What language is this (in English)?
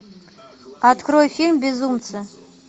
Russian